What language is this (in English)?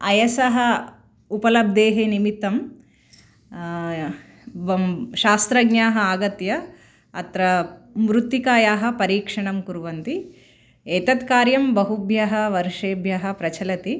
Sanskrit